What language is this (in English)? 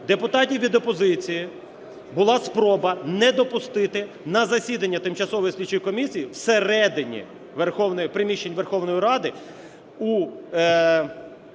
Ukrainian